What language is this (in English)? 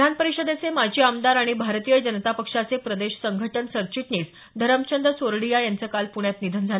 Marathi